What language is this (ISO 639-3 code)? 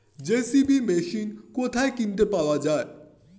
ben